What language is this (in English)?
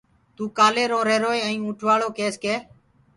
Gurgula